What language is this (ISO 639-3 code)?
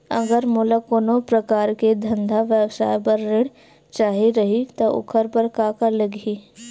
hne